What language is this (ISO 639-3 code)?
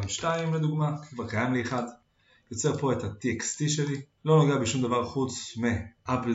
heb